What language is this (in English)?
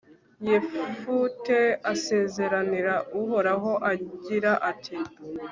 Kinyarwanda